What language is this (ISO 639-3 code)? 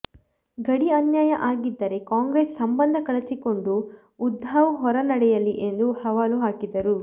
kan